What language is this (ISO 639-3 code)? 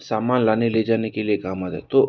hin